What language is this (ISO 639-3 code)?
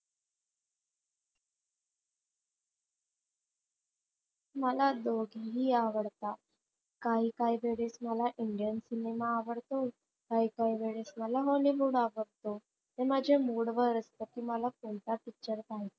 mar